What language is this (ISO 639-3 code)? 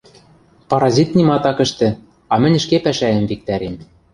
mrj